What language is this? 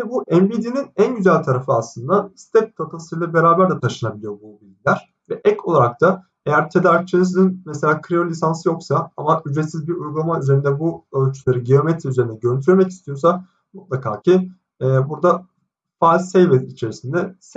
Turkish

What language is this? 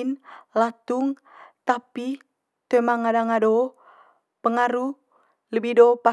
Manggarai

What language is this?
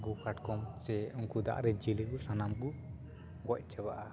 Santali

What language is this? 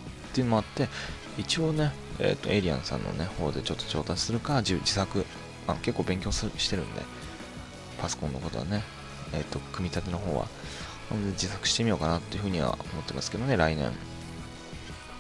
Japanese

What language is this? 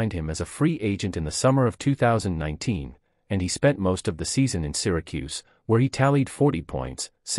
English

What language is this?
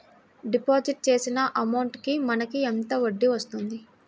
Telugu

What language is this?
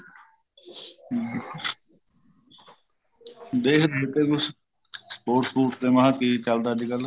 Punjabi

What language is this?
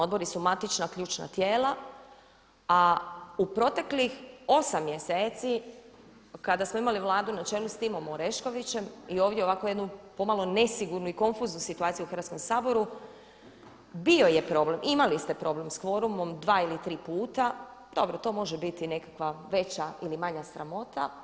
Croatian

